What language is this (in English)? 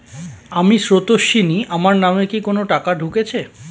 Bangla